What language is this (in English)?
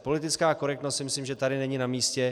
Czech